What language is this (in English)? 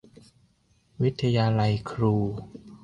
Thai